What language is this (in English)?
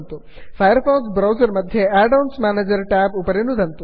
Sanskrit